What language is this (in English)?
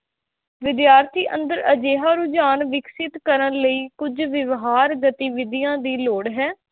Punjabi